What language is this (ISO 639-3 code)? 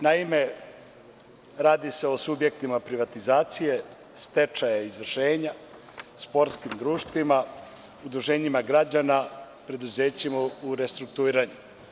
srp